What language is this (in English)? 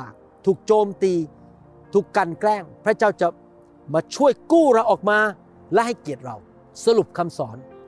Thai